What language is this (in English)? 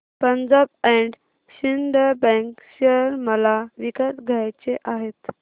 Marathi